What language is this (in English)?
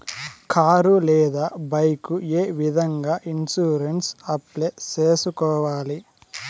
Telugu